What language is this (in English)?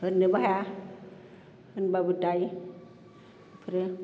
Bodo